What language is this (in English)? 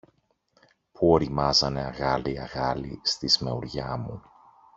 Greek